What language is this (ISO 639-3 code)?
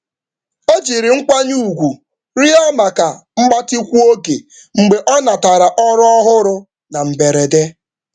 ibo